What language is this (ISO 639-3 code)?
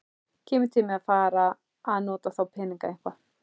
isl